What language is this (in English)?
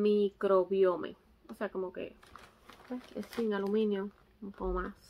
Spanish